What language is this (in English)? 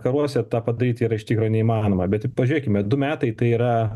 Lithuanian